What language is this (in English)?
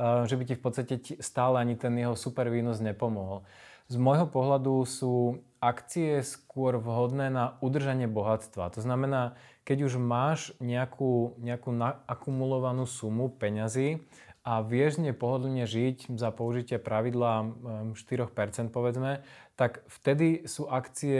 Slovak